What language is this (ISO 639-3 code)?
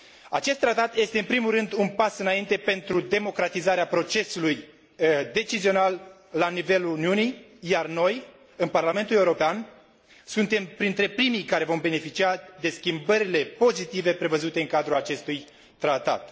ron